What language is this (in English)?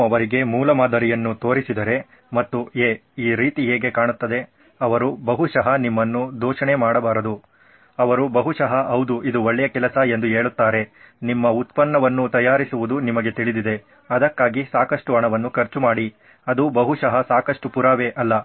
Kannada